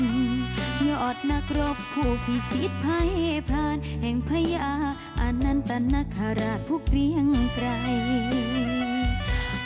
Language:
Thai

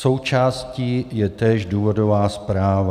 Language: Czech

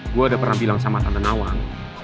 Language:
Indonesian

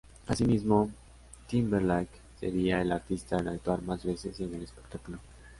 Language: Spanish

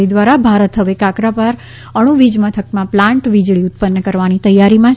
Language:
Gujarati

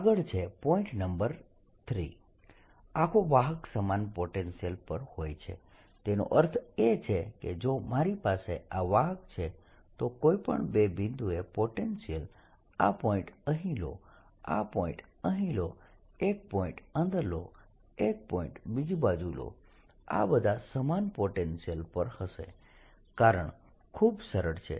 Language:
Gujarati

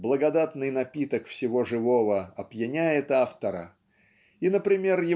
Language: Russian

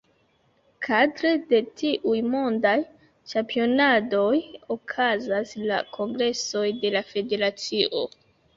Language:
Esperanto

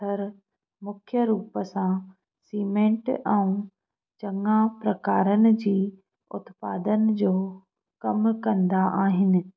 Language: Sindhi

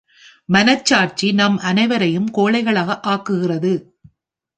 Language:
Tamil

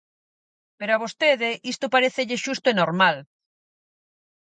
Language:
Galician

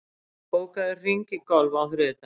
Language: Icelandic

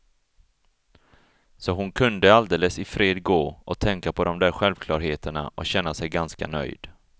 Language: Swedish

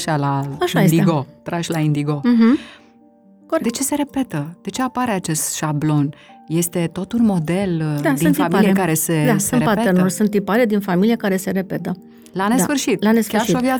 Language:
Romanian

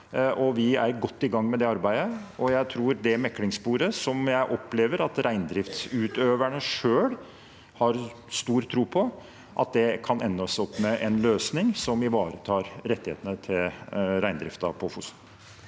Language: Norwegian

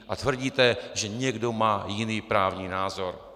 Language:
Czech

